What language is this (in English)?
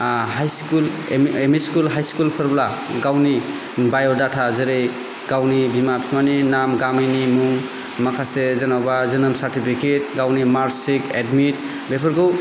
Bodo